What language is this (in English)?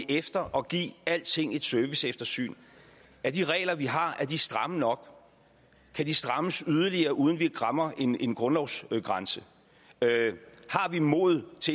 Danish